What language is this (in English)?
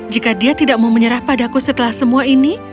Indonesian